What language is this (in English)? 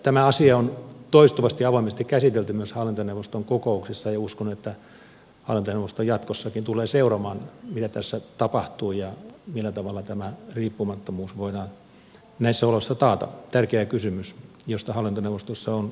Finnish